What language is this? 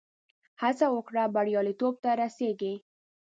Pashto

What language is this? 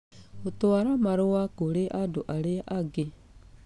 Kikuyu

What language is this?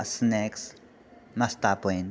Maithili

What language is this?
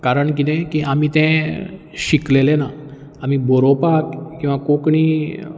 Konkani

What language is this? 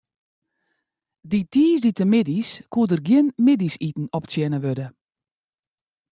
Western Frisian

